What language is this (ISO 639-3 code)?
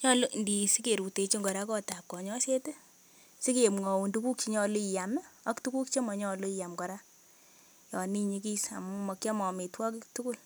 kln